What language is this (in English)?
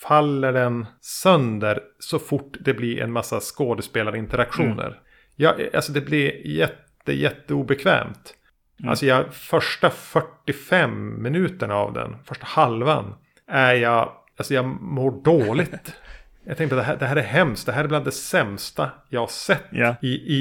Swedish